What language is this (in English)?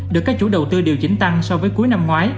Vietnamese